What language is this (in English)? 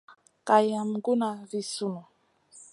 Masana